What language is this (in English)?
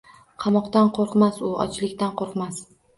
Uzbek